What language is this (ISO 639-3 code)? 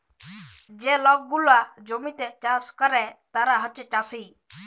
ben